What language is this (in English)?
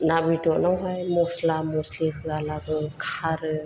Bodo